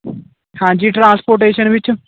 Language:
Punjabi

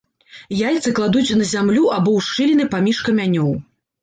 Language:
Belarusian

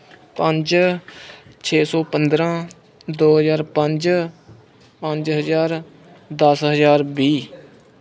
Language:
Punjabi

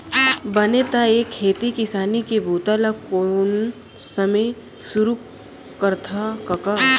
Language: Chhattisgarhi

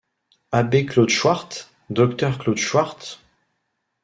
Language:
French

